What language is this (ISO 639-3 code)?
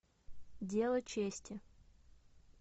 rus